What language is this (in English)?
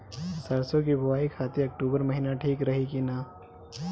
Bhojpuri